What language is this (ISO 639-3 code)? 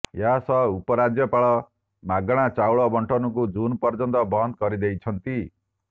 ori